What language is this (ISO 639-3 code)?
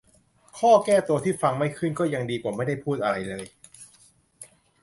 tha